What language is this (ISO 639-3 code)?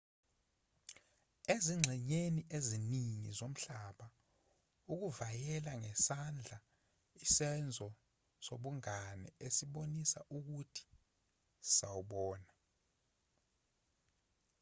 zul